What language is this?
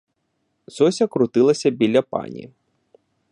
Ukrainian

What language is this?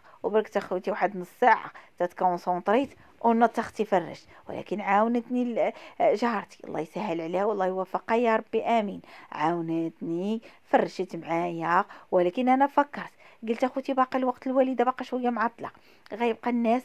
Arabic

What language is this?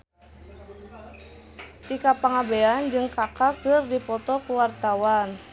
Sundanese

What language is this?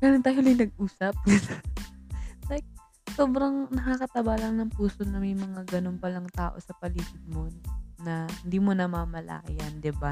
Filipino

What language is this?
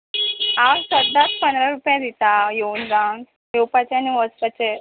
Konkani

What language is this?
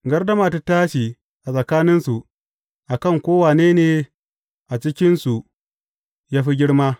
Hausa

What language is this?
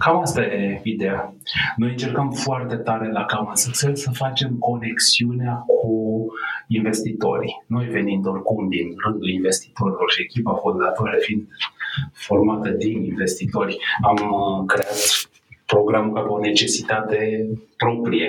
Romanian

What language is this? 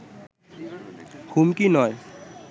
Bangla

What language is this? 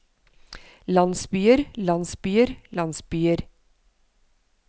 Norwegian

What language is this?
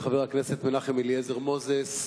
Hebrew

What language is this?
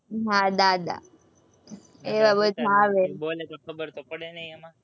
Gujarati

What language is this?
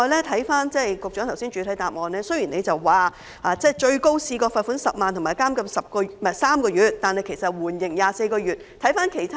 Cantonese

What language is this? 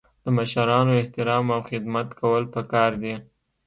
Pashto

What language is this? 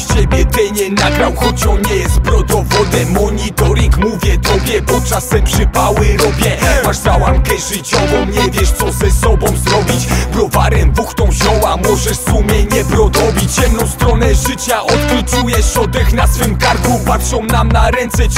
Polish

